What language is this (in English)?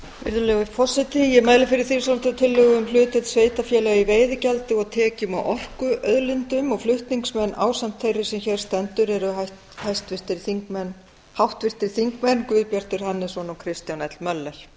Icelandic